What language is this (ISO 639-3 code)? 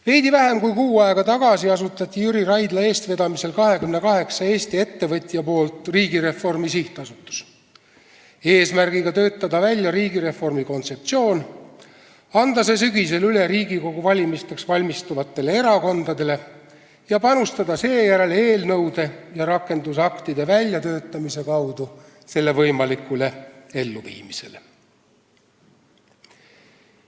est